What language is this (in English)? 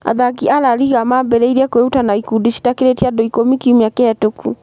Kikuyu